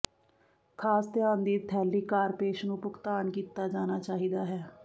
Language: Punjabi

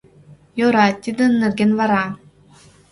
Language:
Mari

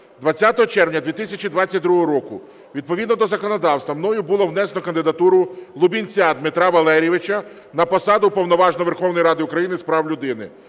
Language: Ukrainian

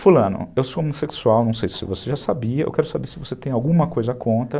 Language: Portuguese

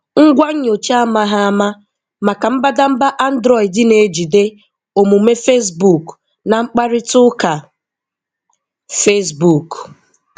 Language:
Igbo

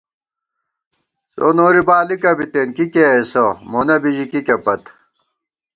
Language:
Gawar-Bati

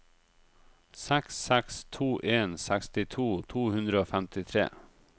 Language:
Norwegian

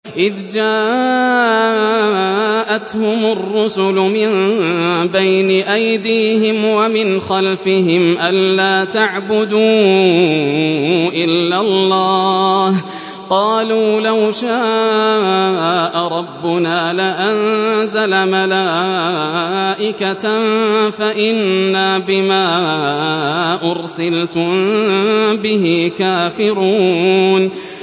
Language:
Arabic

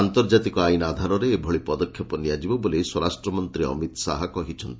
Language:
Odia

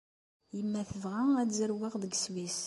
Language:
Kabyle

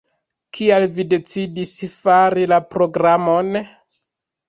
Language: Esperanto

